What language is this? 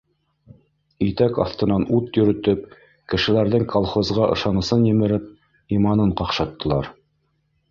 Bashkir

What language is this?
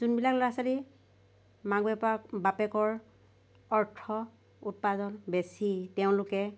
Assamese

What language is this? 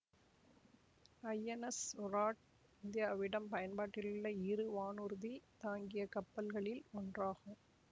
Tamil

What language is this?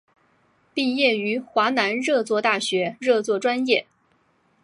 Chinese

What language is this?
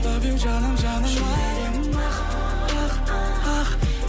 Kazakh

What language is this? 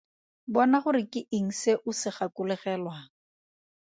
Tswana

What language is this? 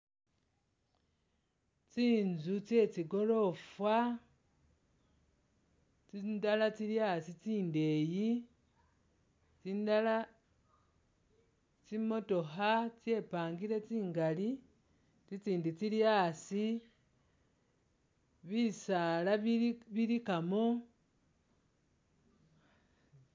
Masaaba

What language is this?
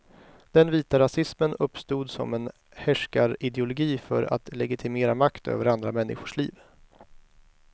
Swedish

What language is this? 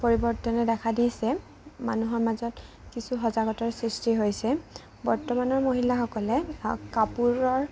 Assamese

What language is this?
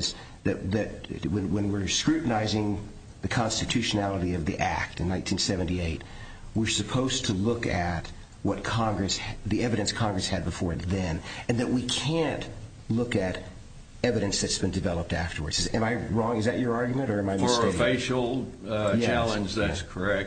English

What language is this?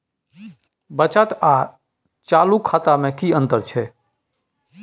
Maithili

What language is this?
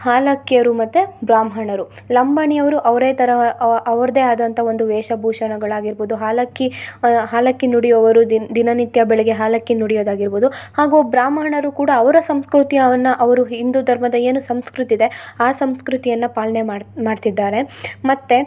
Kannada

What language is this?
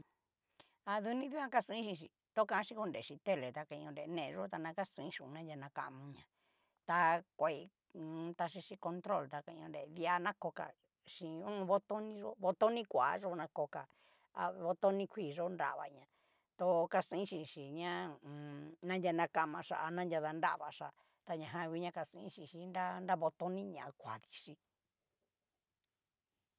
Cacaloxtepec Mixtec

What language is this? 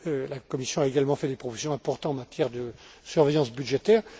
French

